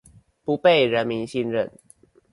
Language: Chinese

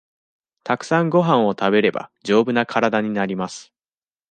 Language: Japanese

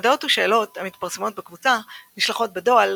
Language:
Hebrew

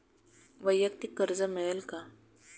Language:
Marathi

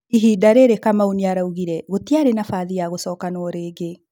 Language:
Kikuyu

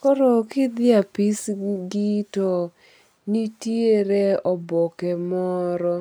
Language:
Luo (Kenya and Tanzania)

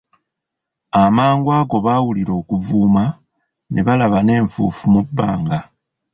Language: Ganda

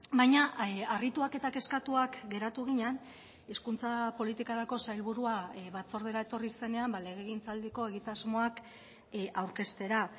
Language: Basque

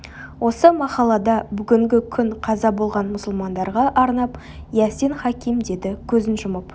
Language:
Kazakh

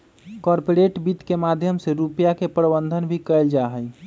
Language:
Magahi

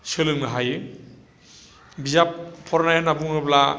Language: Bodo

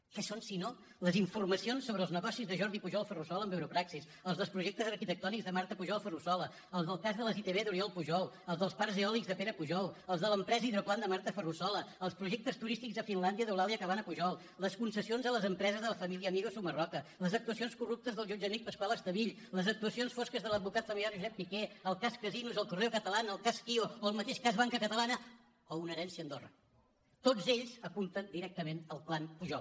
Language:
Catalan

